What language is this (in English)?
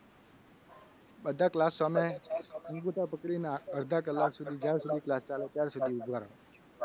Gujarati